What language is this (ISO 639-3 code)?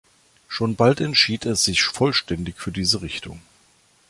deu